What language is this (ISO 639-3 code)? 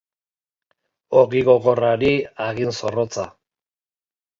eus